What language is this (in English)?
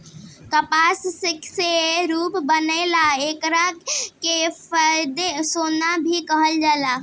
Bhojpuri